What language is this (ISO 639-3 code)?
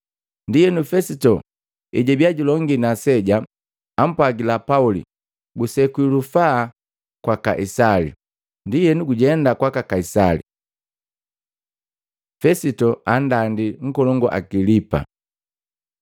mgv